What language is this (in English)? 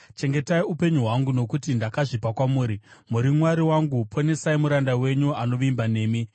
Shona